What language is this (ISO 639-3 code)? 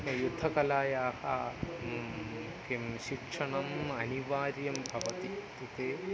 san